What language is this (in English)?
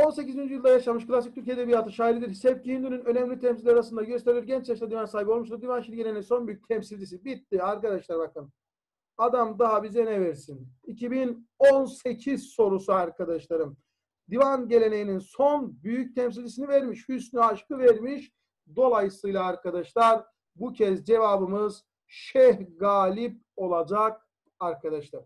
Turkish